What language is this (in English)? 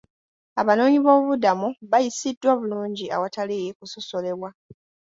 Ganda